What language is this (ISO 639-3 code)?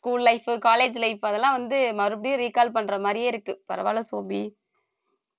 tam